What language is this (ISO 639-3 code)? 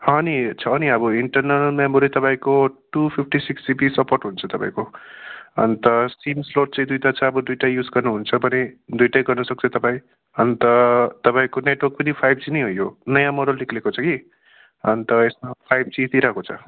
nep